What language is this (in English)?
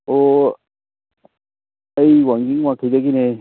Manipuri